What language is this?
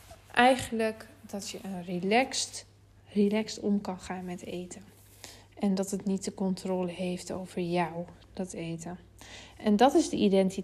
Dutch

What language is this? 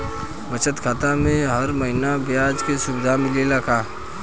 Bhojpuri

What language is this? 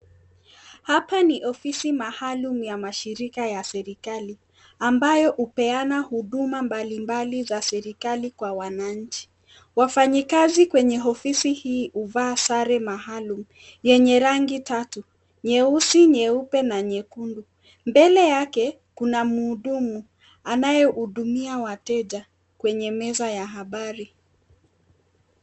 Swahili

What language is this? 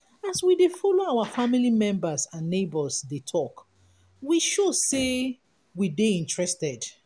Nigerian Pidgin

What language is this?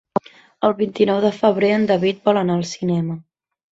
Catalan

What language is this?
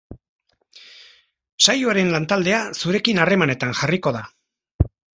Basque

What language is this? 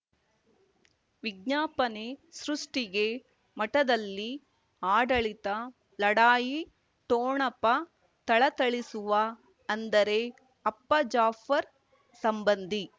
Kannada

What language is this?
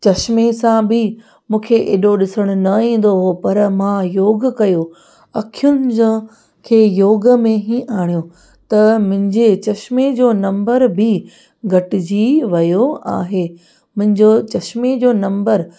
Sindhi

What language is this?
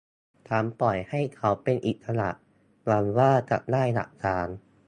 Thai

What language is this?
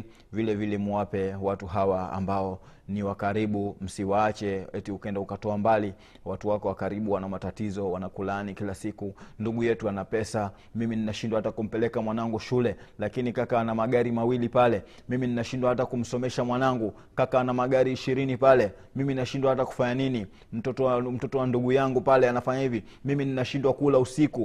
Swahili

